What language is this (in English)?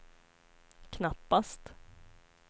Swedish